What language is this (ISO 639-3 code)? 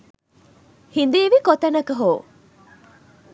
sin